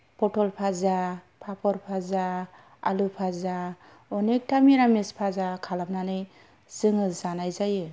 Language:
Bodo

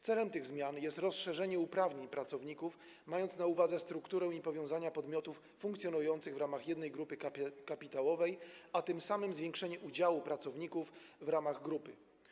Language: Polish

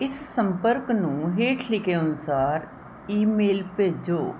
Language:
Punjabi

